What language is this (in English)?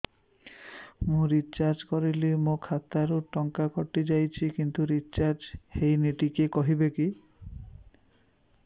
Odia